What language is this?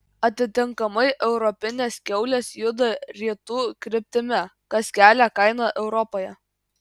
Lithuanian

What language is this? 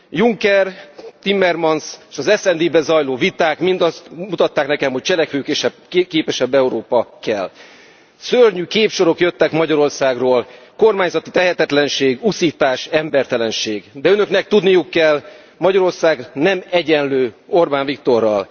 Hungarian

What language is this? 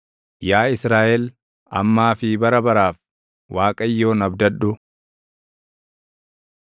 Oromo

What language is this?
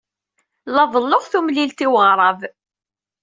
Kabyle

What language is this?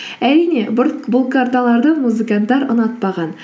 Kazakh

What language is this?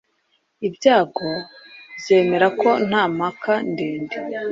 Kinyarwanda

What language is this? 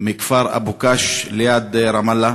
Hebrew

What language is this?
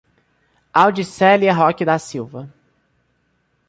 Portuguese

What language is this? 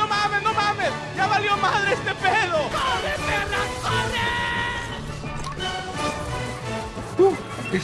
Spanish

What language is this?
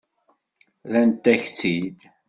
Kabyle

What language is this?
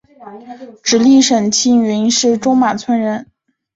Chinese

